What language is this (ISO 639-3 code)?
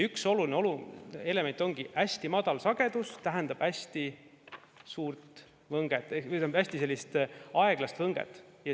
est